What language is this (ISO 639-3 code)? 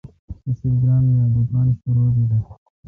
xka